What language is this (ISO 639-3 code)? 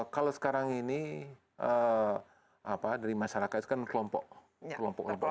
ind